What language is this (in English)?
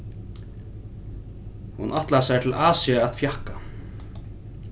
Faroese